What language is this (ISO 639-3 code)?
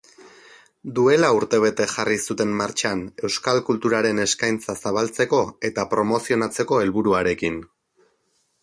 eus